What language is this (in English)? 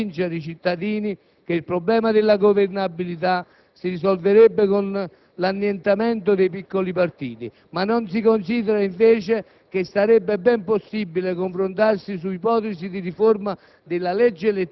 Italian